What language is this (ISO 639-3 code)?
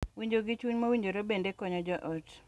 luo